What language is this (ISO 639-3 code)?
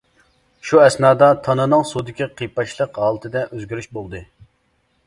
uig